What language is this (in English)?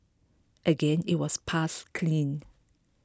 English